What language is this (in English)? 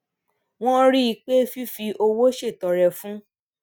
Yoruba